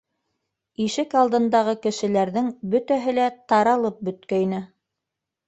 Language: Bashkir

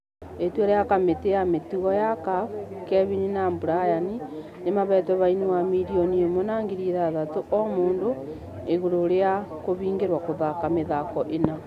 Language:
Kikuyu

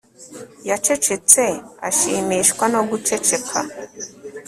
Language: Kinyarwanda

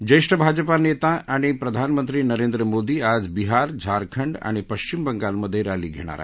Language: Marathi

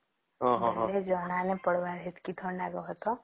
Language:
Odia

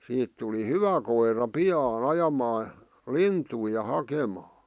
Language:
Finnish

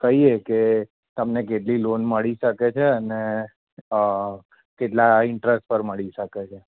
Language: Gujarati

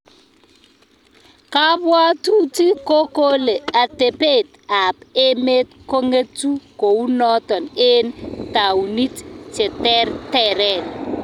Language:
Kalenjin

